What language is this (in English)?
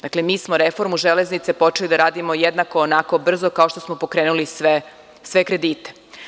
Serbian